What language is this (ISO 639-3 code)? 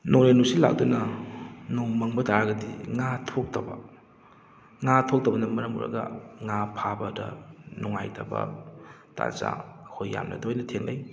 mni